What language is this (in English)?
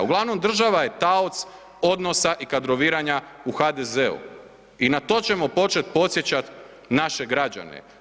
Croatian